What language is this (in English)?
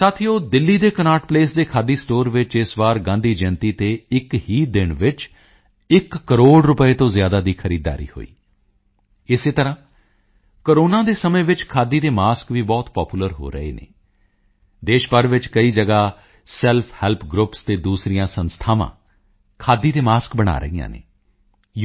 Punjabi